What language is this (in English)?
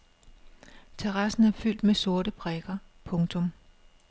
Danish